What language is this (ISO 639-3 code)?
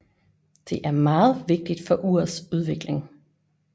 dan